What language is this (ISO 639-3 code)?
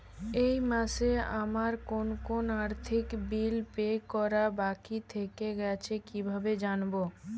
ben